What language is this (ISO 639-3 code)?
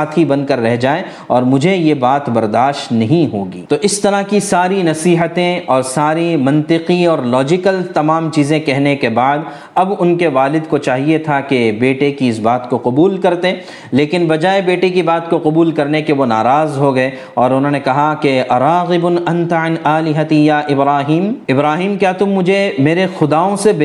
urd